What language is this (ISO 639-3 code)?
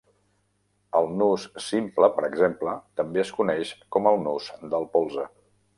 cat